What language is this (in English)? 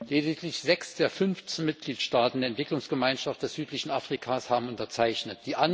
German